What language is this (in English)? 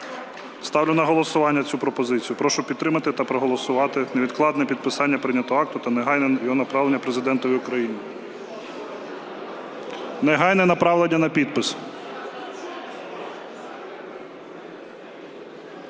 Ukrainian